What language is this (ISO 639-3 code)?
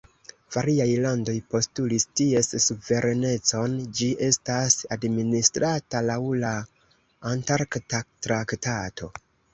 epo